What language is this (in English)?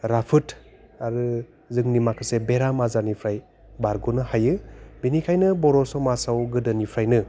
Bodo